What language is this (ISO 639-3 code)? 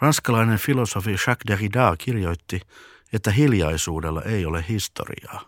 fin